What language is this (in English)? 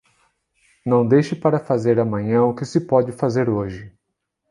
Portuguese